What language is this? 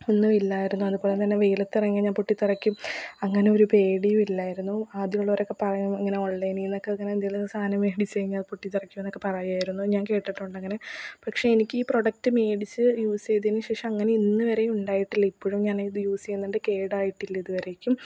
Malayalam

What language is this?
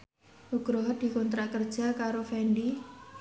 Javanese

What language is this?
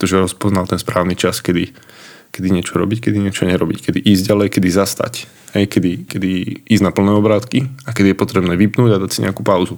Slovak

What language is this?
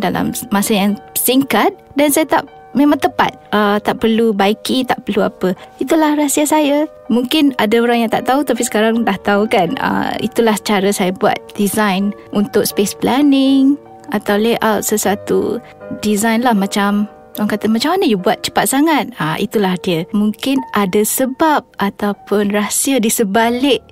Malay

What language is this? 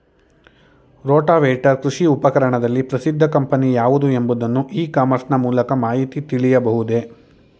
Kannada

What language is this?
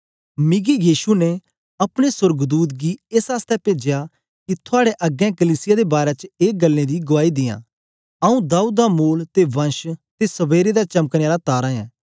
Dogri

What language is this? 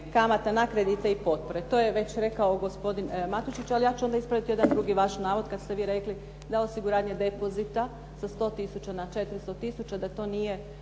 Croatian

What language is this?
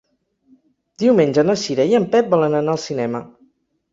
Catalan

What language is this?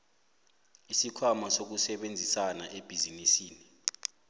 South Ndebele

